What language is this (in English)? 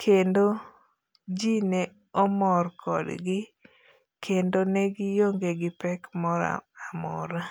Luo (Kenya and Tanzania)